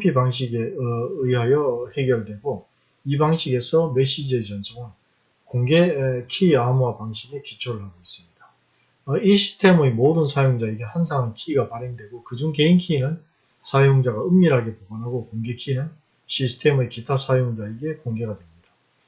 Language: Korean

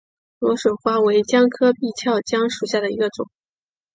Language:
Chinese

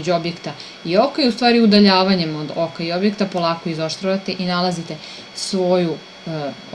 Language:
Serbian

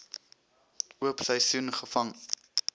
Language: Afrikaans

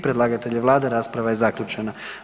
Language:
Croatian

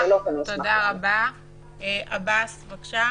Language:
Hebrew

